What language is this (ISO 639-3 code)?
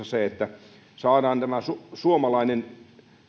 fin